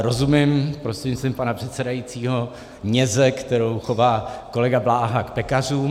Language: Czech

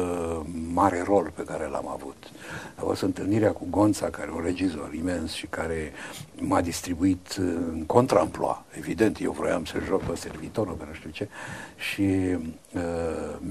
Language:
Romanian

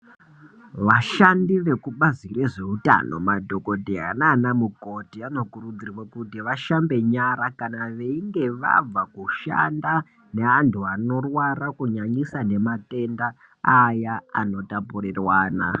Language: Ndau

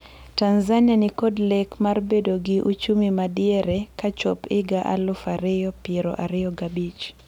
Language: Luo (Kenya and Tanzania)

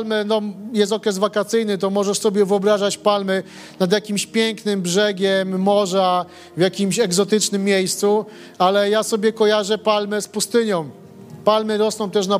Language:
Polish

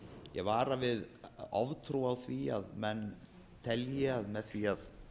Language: Icelandic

